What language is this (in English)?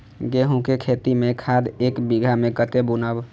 Maithili